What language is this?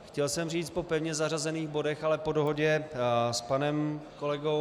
Czech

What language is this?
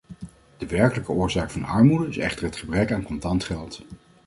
Dutch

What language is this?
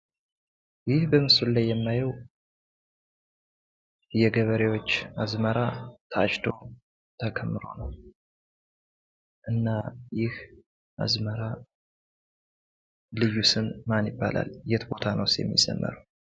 Amharic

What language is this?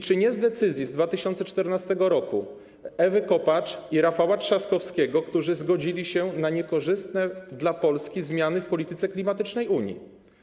Polish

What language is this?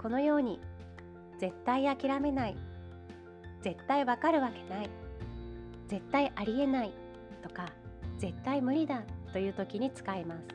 Japanese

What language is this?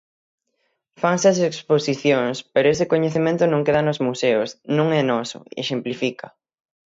Galician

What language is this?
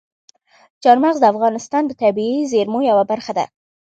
Pashto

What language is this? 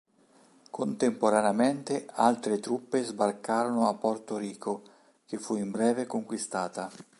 Italian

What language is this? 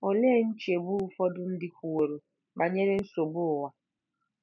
Igbo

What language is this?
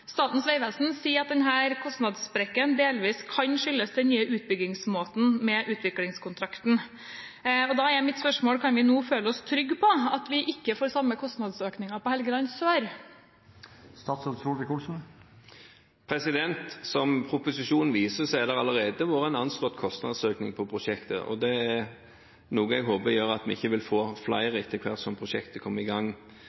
Norwegian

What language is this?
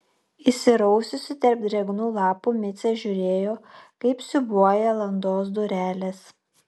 Lithuanian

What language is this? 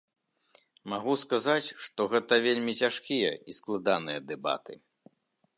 Belarusian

